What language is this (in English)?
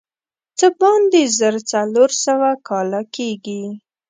Pashto